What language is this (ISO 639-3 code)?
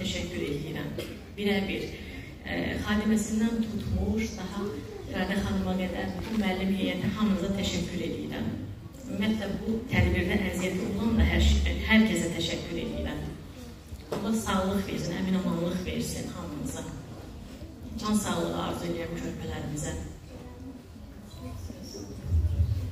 tur